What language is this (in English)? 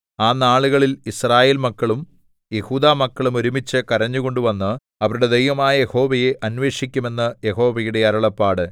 Malayalam